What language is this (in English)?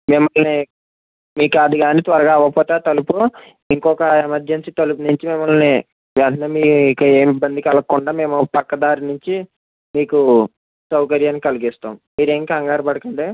Telugu